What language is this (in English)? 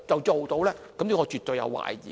Cantonese